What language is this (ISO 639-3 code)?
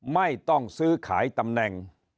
tha